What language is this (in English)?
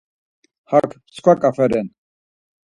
Laz